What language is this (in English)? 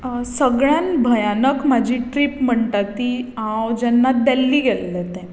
Konkani